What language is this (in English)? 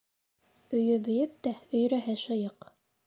Bashkir